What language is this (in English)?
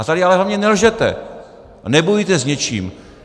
Czech